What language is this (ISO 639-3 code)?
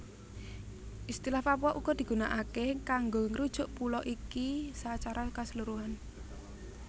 jav